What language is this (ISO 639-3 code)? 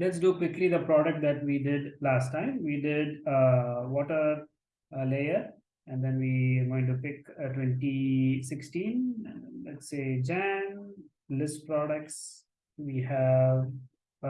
eng